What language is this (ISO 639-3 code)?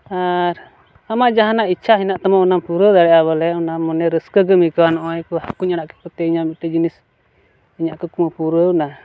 sat